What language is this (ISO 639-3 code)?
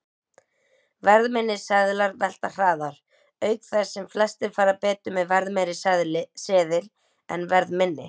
isl